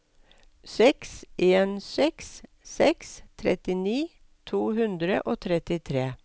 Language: Norwegian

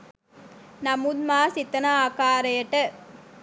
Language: Sinhala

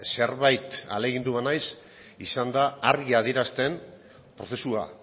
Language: Basque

